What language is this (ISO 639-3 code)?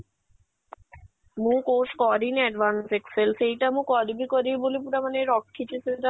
ori